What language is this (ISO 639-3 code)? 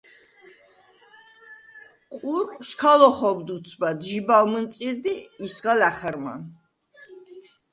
sva